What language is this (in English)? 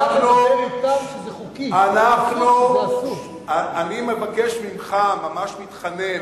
Hebrew